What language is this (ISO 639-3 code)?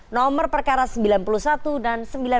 ind